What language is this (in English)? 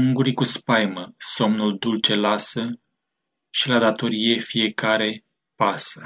Romanian